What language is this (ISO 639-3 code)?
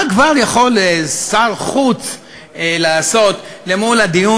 heb